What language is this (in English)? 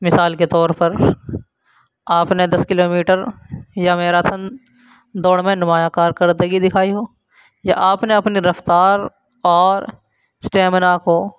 Urdu